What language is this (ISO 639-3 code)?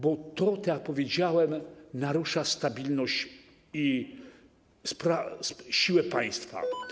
pol